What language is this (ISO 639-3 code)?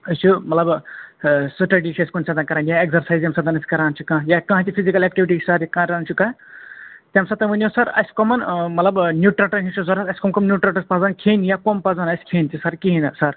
kas